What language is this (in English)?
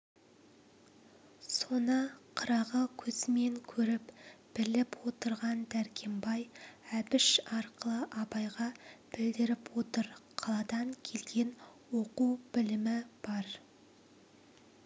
Kazakh